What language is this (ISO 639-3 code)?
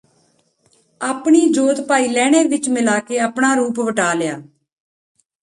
pan